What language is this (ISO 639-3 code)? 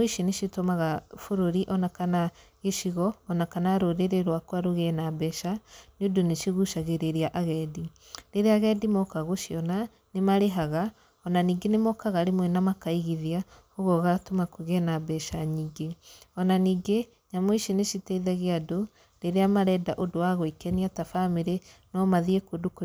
kik